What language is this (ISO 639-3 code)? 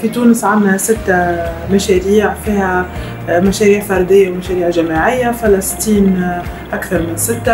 ara